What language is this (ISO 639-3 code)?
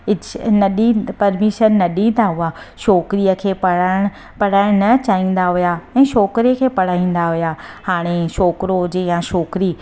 snd